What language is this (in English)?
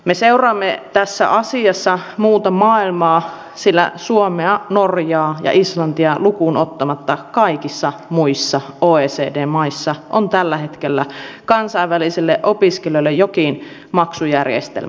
Finnish